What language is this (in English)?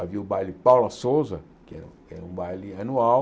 Portuguese